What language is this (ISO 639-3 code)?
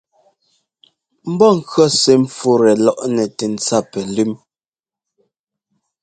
jgo